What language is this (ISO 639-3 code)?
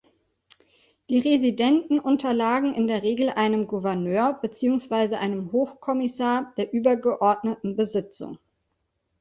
deu